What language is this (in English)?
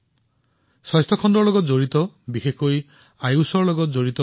Assamese